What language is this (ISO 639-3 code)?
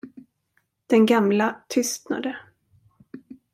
swe